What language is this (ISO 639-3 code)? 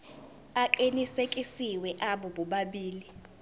zul